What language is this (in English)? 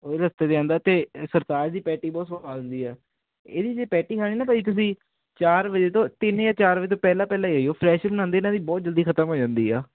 Punjabi